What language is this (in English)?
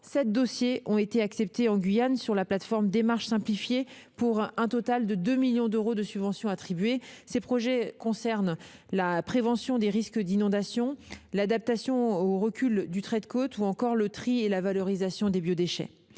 French